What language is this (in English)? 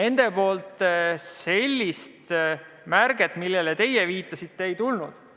Estonian